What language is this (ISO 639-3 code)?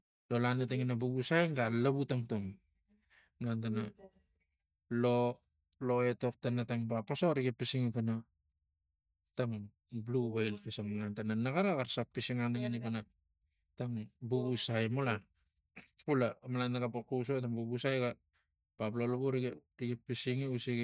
tgc